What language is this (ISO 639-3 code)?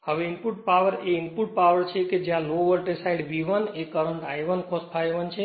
guj